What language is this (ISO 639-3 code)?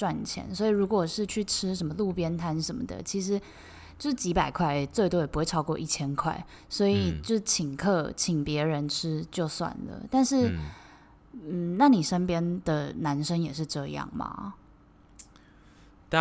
zho